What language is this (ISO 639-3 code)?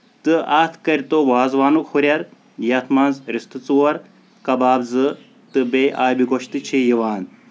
kas